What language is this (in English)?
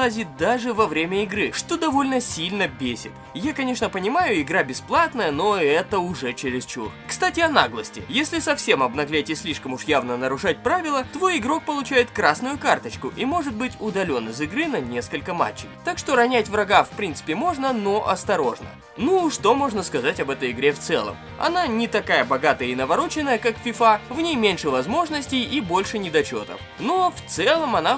Russian